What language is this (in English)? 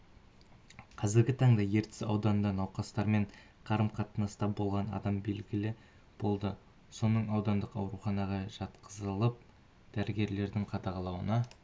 Kazakh